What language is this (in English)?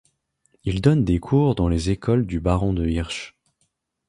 French